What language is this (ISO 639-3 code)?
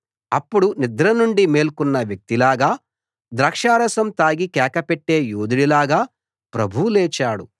tel